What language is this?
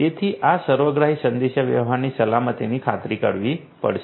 Gujarati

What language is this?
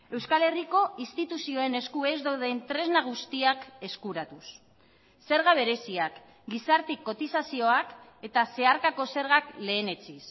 Basque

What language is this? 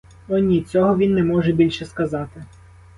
Ukrainian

